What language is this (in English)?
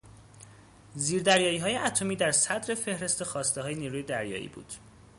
Persian